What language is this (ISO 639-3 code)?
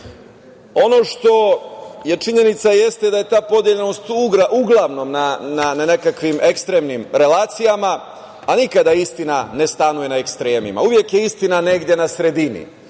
srp